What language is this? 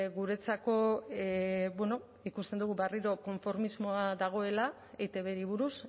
Basque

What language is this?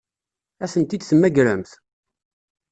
Kabyle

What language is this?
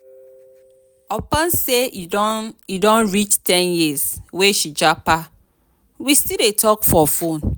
Nigerian Pidgin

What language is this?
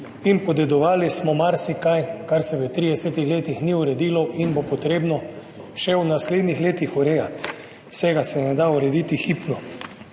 Slovenian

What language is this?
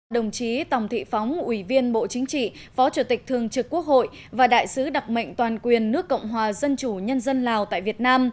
Vietnamese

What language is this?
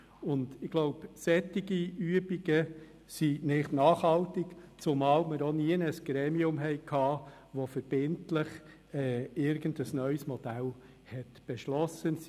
Swiss German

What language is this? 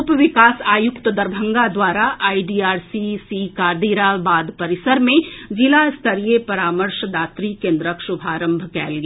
Maithili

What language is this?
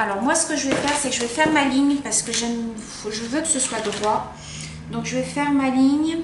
French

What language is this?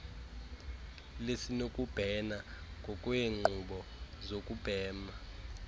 Xhosa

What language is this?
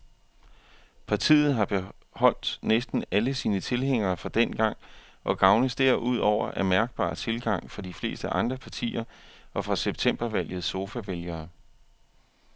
Danish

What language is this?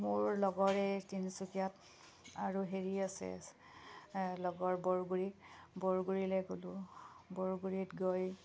Assamese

